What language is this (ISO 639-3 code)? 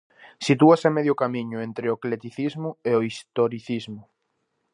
glg